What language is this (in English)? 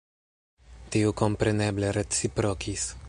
Esperanto